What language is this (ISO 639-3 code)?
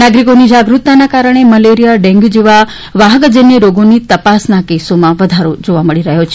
guj